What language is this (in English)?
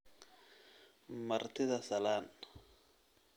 Somali